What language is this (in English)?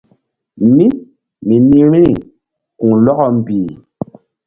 Mbum